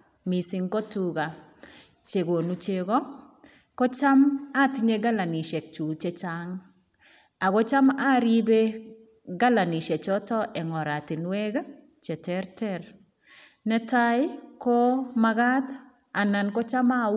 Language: Kalenjin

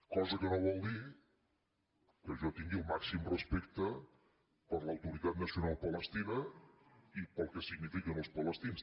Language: Catalan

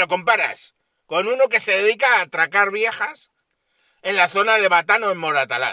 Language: Spanish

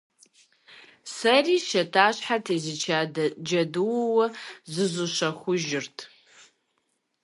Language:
Kabardian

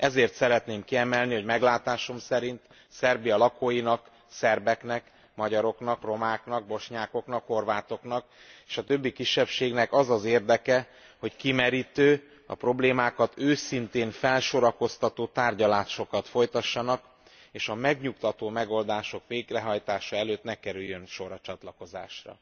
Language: Hungarian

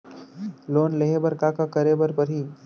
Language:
Chhattisgarhi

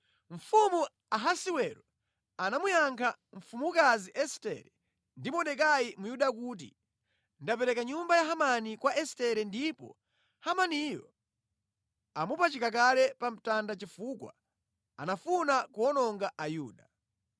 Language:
Nyanja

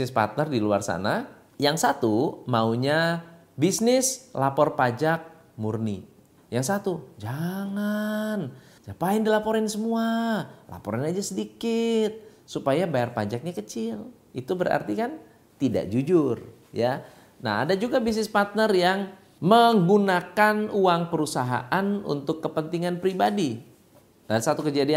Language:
Indonesian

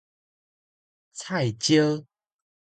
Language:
Min Nan Chinese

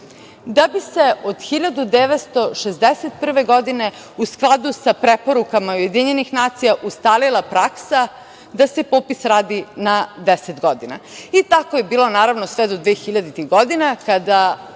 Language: Serbian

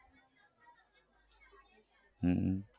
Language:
Gujarati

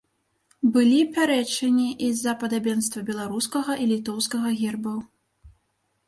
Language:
Belarusian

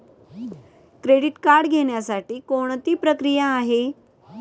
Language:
Marathi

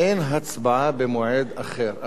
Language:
Hebrew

